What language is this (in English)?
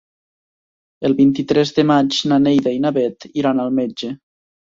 Catalan